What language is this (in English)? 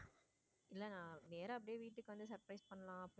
Tamil